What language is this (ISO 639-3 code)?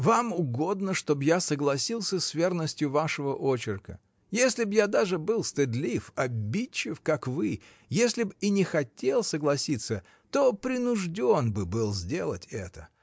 rus